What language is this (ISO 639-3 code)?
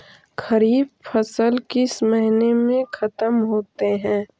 mag